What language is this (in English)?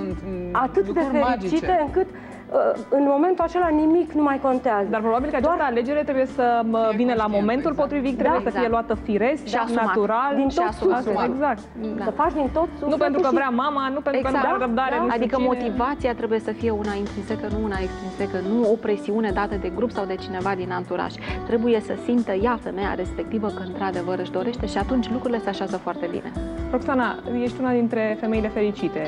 Romanian